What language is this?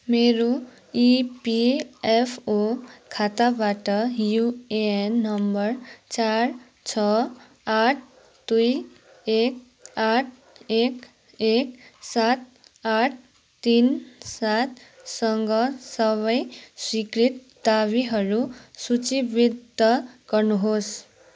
Nepali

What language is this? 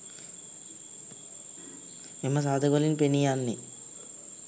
Sinhala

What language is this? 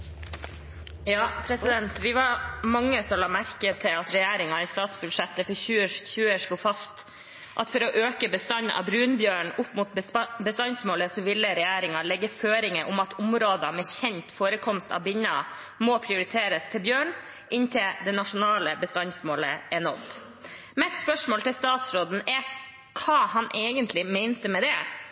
Norwegian Nynorsk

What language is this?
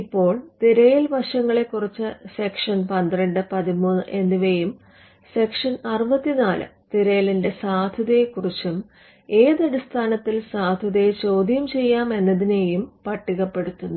Malayalam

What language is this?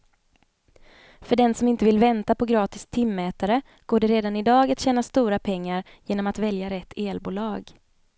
Swedish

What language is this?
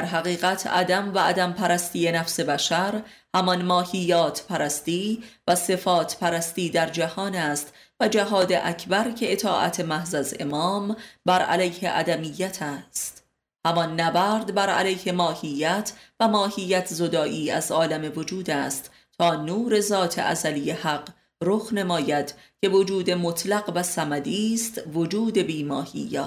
Persian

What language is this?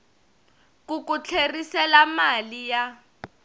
Tsonga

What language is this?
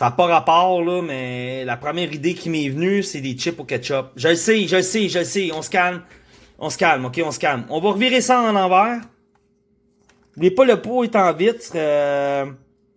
French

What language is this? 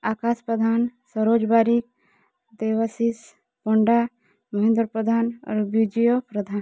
Odia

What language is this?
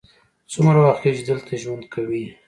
Pashto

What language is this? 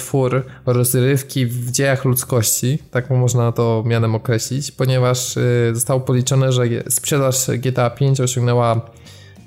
Polish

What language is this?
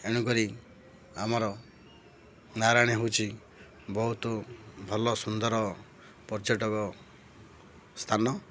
Odia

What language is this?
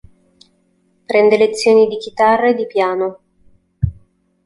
Italian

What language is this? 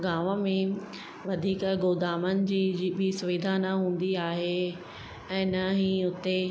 Sindhi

